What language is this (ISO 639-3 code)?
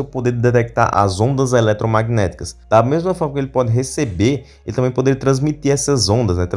por